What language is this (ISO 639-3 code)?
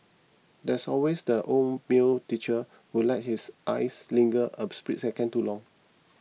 eng